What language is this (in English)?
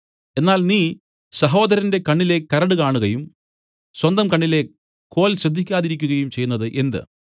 Malayalam